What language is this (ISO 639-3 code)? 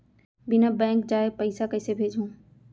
hne